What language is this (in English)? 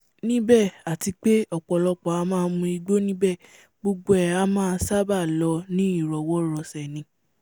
Yoruba